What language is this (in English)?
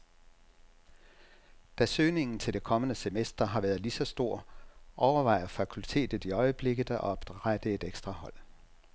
Danish